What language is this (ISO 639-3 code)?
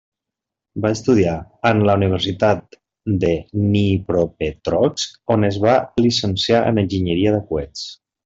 cat